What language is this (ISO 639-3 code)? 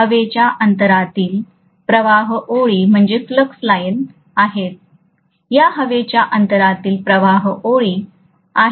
mar